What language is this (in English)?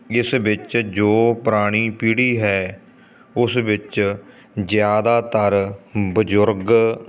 Punjabi